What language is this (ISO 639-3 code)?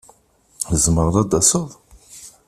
kab